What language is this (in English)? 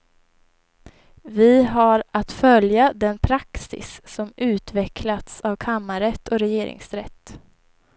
Swedish